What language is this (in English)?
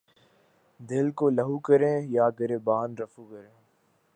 Urdu